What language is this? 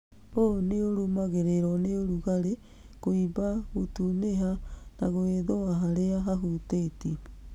Kikuyu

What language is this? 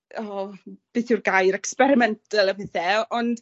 Welsh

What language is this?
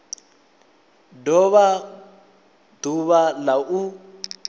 Venda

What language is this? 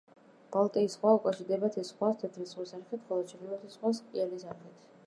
Georgian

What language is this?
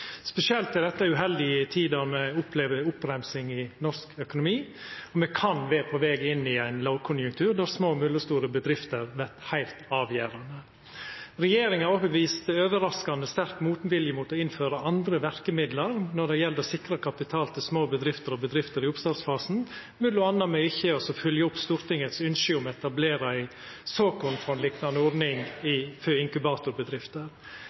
Norwegian Nynorsk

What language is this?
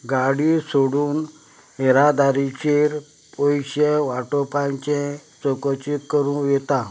Konkani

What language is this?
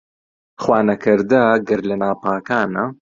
Central Kurdish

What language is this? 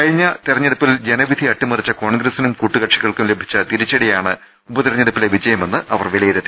Malayalam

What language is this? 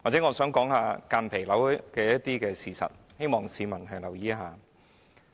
Cantonese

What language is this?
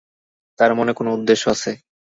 Bangla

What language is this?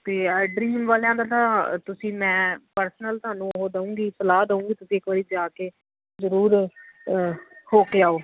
Punjabi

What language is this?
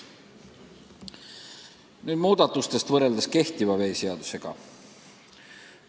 Estonian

